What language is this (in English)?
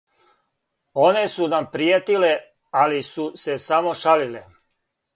Serbian